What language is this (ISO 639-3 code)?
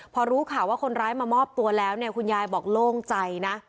tha